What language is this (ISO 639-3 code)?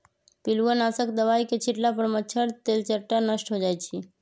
mag